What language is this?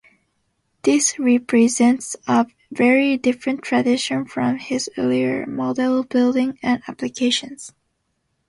English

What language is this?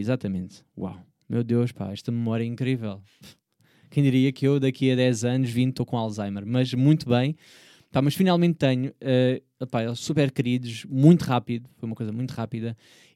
Portuguese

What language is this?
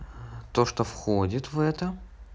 Russian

